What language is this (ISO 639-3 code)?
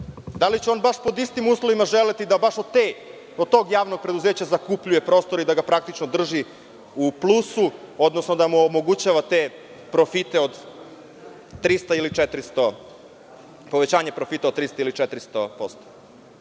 srp